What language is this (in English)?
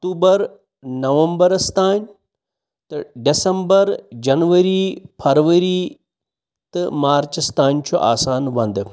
Kashmiri